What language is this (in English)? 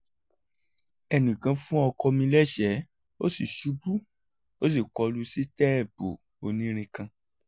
Yoruba